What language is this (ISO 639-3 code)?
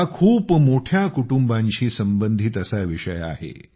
mar